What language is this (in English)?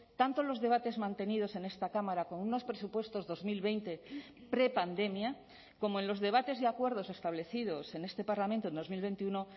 Spanish